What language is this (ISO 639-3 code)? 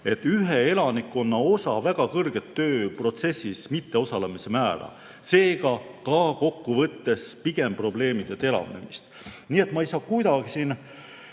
est